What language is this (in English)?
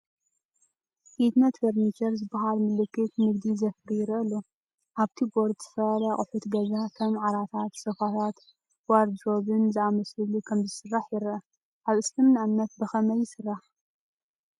Tigrinya